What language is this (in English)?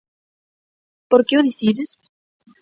Galician